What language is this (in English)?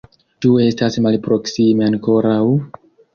Esperanto